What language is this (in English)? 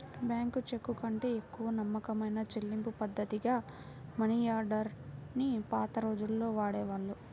Telugu